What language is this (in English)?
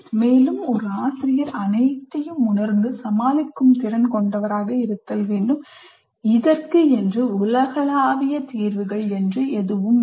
Tamil